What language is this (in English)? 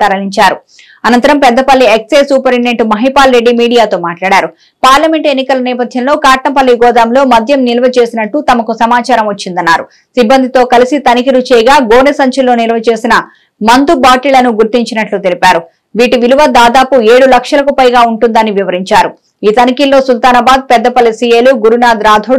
Telugu